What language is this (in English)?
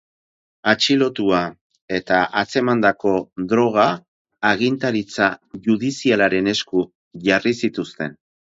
Basque